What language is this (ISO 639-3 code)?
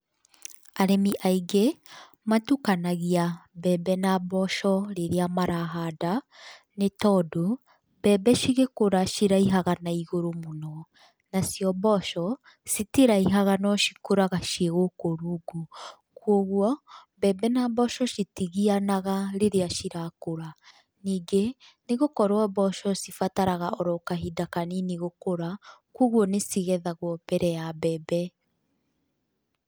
kik